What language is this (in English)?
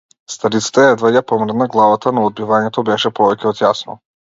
Macedonian